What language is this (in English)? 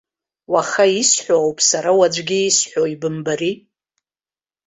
Abkhazian